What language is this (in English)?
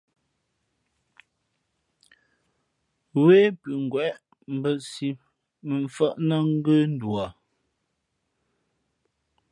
Fe'fe'